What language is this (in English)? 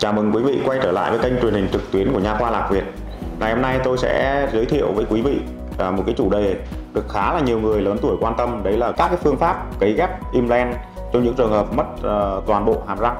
Vietnamese